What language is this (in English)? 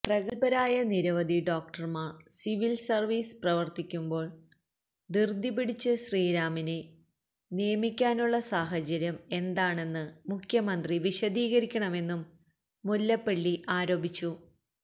Malayalam